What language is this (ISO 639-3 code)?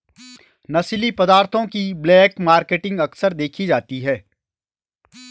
hin